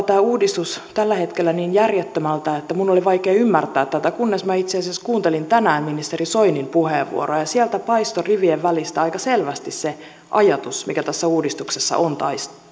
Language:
Finnish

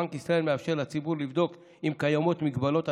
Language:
Hebrew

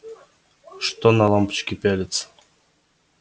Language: Russian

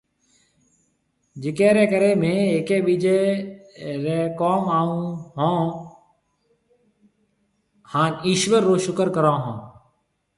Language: Marwari (Pakistan)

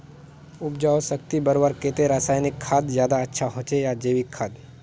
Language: Magahi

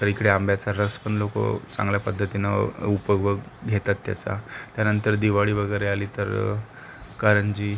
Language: Marathi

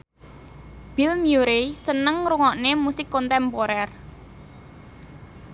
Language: Javanese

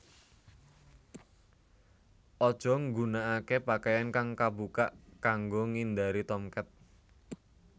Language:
Javanese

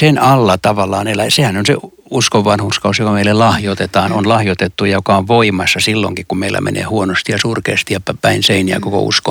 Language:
Finnish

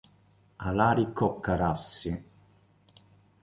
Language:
Italian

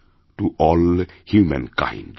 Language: Bangla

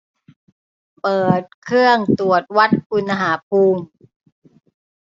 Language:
Thai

